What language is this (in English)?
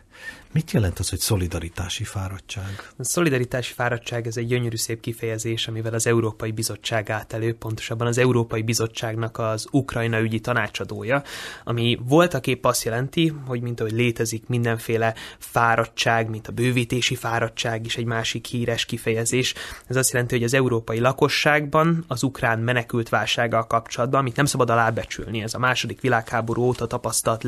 Hungarian